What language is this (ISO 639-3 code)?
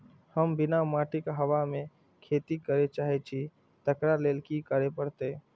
mai